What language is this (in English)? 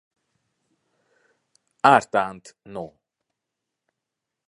Hungarian